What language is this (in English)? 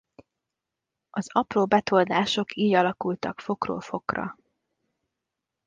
Hungarian